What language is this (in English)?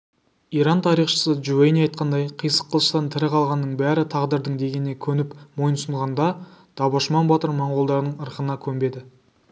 Kazakh